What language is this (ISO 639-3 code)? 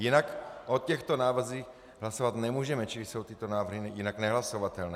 ces